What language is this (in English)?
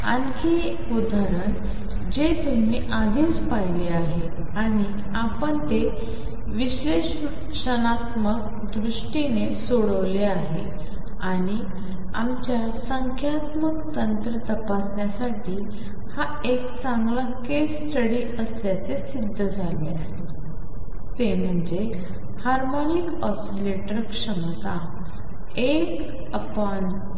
Marathi